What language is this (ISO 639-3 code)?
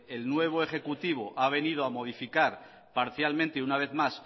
spa